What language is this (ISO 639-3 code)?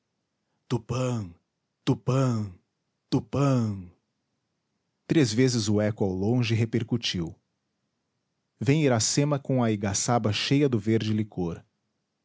por